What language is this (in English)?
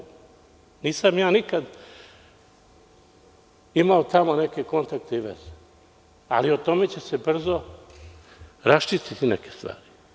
Serbian